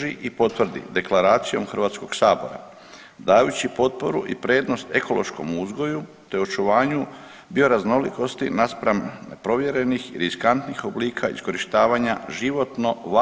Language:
Croatian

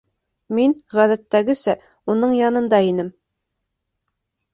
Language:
Bashkir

